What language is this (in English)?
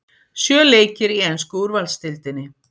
Icelandic